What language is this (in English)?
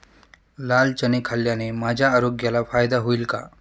Marathi